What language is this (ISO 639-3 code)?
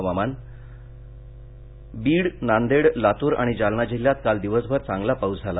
mar